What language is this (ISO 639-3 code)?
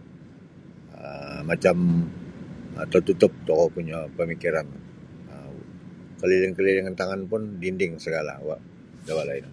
bsy